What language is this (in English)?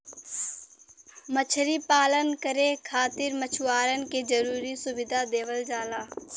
Bhojpuri